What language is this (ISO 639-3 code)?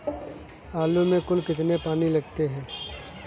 hin